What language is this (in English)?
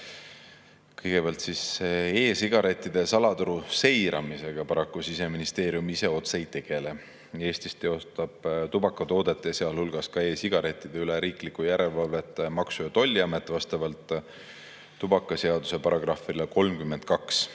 Estonian